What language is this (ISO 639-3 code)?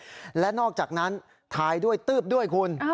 tha